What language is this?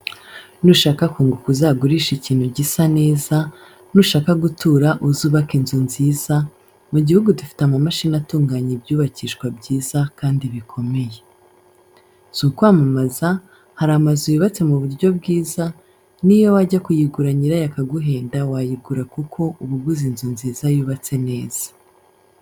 Kinyarwanda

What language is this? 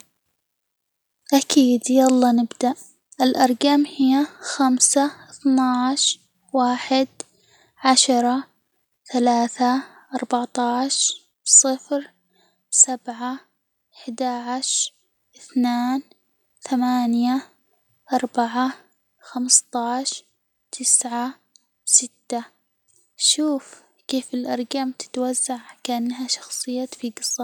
Hijazi Arabic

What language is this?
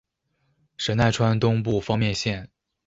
Chinese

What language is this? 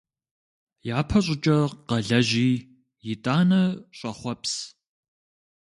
Kabardian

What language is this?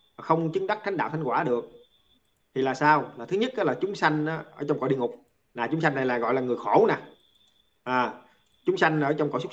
Vietnamese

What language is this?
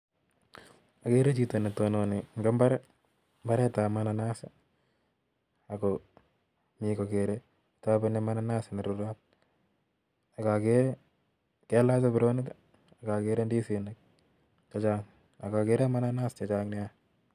Kalenjin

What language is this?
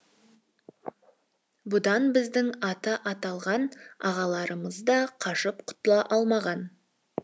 Kazakh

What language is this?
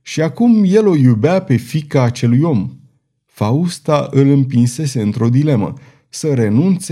Romanian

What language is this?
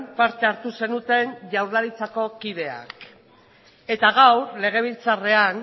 Basque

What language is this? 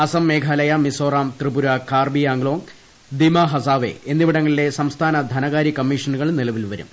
Malayalam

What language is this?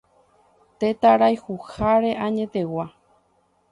Guarani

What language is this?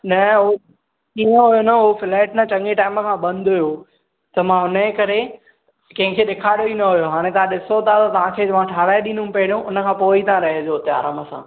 Sindhi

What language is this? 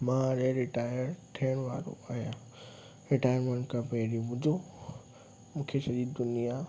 Sindhi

